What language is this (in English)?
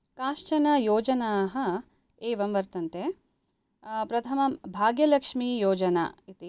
Sanskrit